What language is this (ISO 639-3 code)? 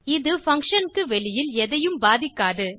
tam